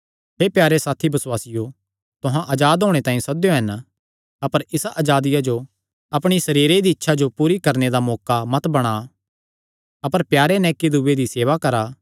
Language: Kangri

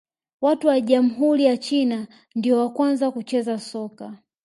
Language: Swahili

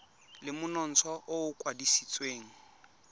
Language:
Tswana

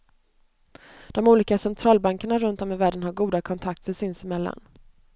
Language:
Swedish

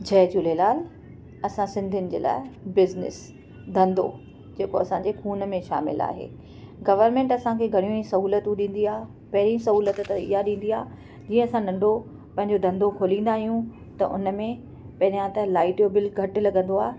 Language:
Sindhi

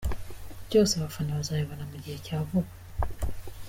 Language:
Kinyarwanda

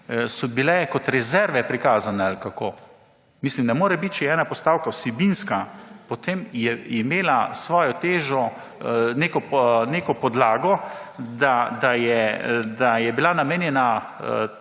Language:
Slovenian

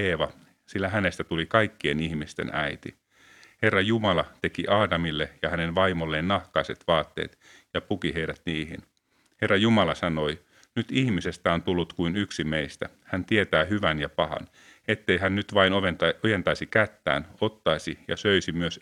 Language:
Finnish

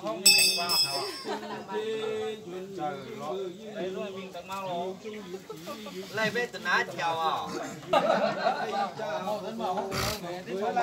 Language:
Vietnamese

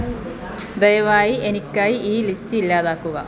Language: Malayalam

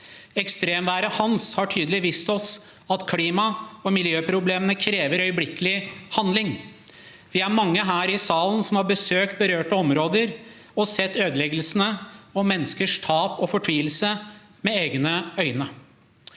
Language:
Norwegian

